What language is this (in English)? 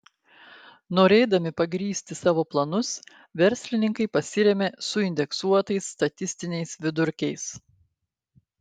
Lithuanian